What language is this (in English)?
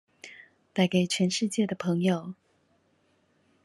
Chinese